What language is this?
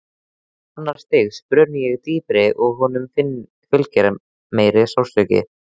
Icelandic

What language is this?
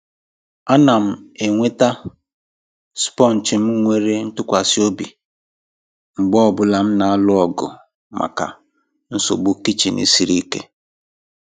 Igbo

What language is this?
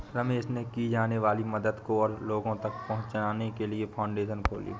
Hindi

